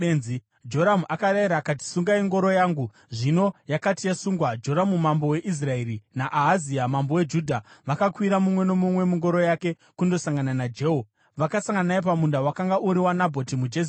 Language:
Shona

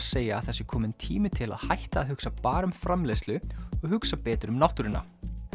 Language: Icelandic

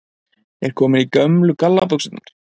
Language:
Icelandic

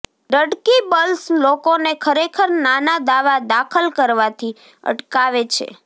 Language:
Gujarati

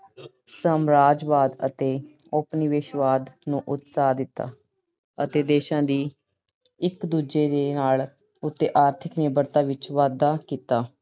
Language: Punjabi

